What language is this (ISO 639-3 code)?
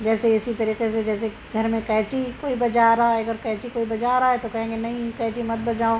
urd